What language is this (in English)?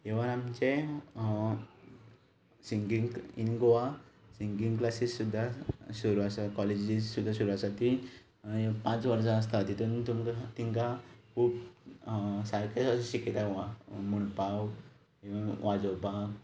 Konkani